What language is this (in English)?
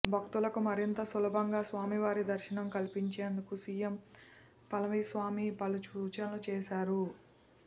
Telugu